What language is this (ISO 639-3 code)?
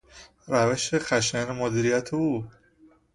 fas